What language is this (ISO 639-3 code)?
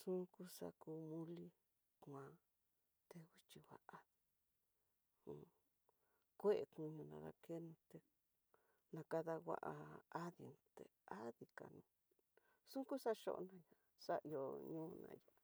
mtx